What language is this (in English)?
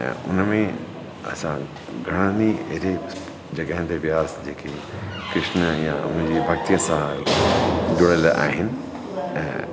Sindhi